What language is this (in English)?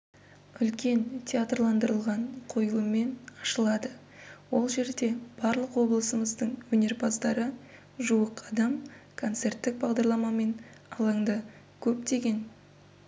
Kazakh